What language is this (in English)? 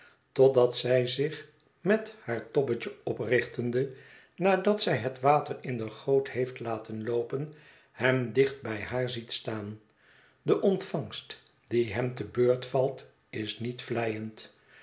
Dutch